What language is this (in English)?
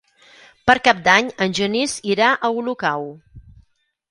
Catalan